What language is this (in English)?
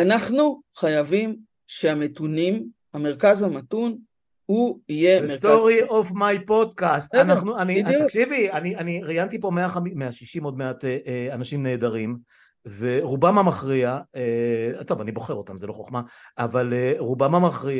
Hebrew